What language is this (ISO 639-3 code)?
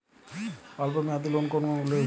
ben